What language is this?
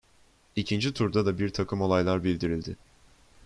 Turkish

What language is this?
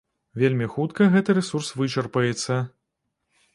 Belarusian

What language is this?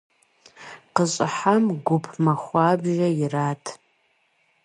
Kabardian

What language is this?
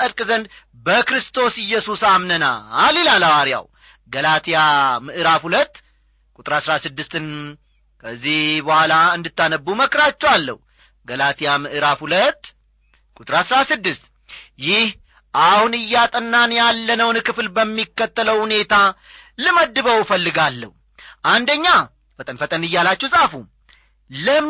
Amharic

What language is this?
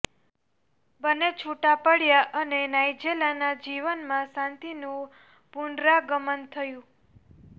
Gujarati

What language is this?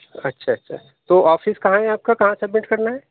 Urdu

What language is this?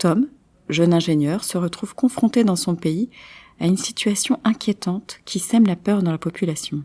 French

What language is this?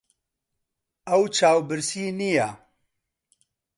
Central Kurdish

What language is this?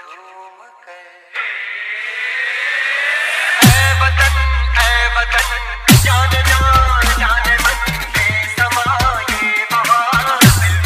English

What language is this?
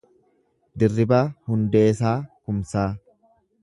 Oromo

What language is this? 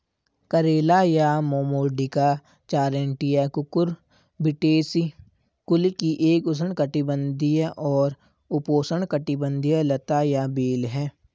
Hindi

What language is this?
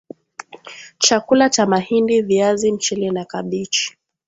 Swahili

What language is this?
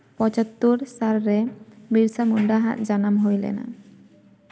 Santali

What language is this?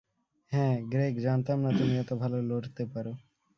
Bangla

